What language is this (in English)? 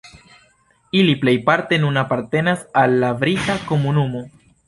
Esperanto